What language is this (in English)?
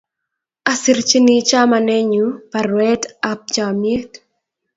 Kalenjin